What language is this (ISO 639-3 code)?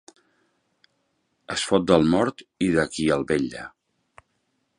cat